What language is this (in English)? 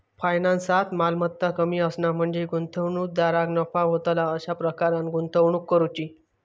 Marathi